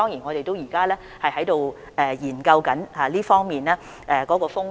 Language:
Cantonese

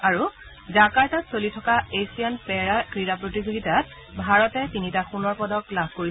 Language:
Assamese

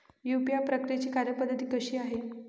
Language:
Marathi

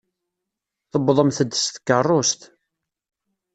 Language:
Kabyle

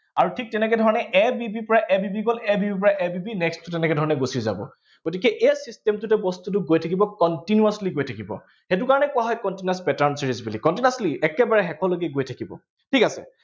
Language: Assamese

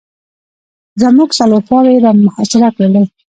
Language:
Pashto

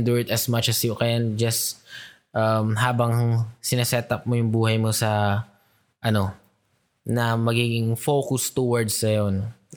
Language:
Filipino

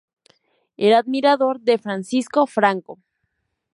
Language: Spanish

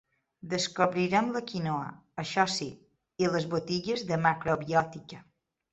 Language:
Catalan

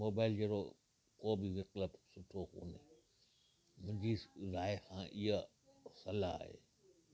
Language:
Sindhi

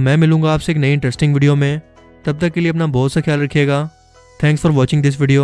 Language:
Urdu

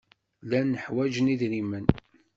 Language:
Kabyle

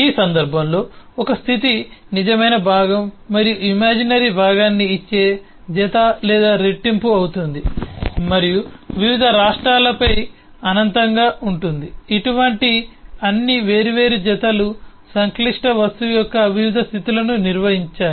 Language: Telugu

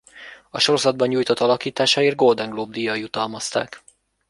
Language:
Hungarian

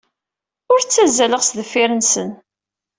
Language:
Kabyle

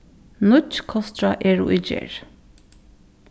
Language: Faroese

